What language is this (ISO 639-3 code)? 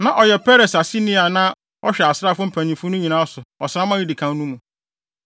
aka